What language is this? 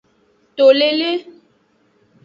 Aja (Benin)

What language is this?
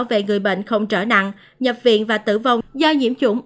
Vietnamese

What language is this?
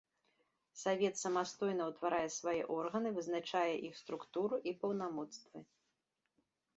Belarusian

